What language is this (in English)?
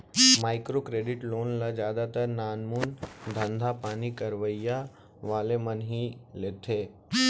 Chhattisgarhi